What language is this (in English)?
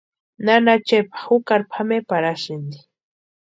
Western Highland Purepecha